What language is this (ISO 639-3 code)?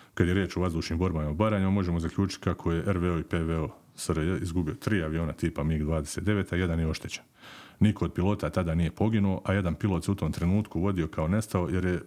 hrv